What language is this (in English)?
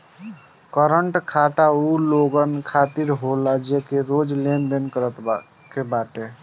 Bhojpuri